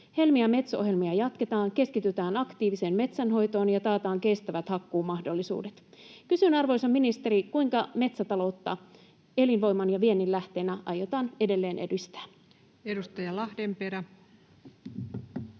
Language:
Finnish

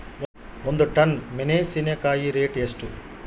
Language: Kannada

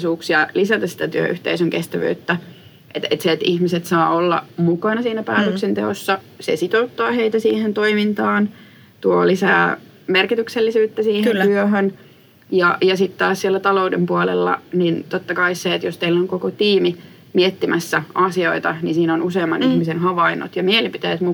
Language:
Finnish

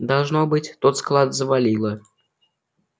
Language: Russian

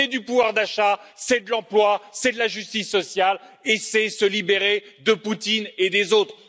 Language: French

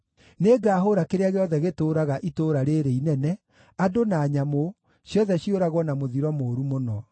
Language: Kikuyu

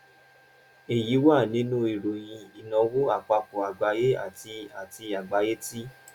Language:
Yoruba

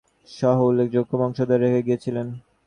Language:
Bangla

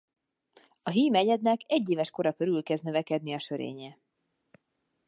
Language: Hungarian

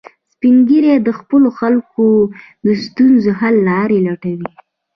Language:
Pashto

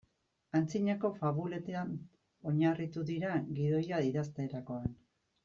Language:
Basque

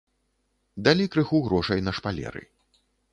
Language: Belarusian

